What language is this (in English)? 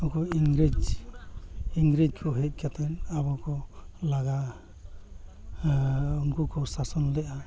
Santali